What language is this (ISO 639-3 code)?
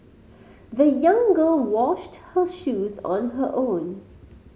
eng